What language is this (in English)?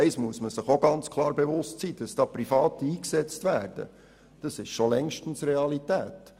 Swiss German